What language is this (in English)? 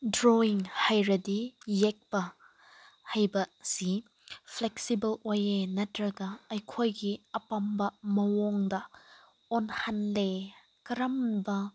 Manipuri